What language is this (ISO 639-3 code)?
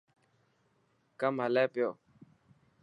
mki